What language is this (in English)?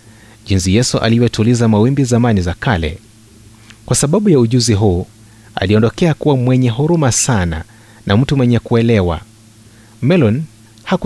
Swahili